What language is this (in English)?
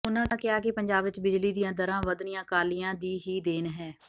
Punjabi